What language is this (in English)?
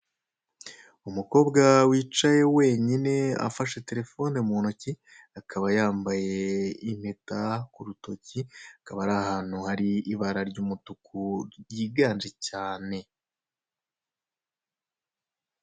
Kinyarwanda